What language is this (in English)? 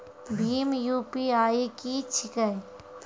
Maithili